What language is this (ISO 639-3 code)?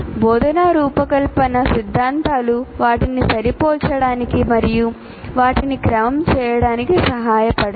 tel